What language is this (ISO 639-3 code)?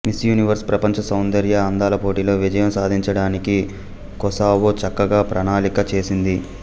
tel